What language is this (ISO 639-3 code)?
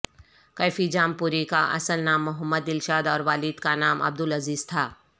urd